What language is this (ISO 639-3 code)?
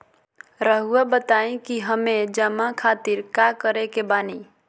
mag